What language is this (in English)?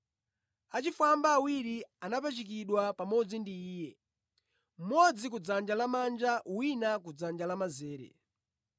Nyanja